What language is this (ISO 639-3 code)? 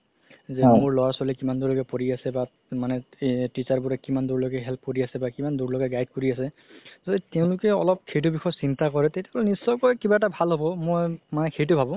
asm